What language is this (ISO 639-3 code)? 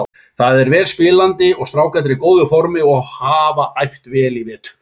isl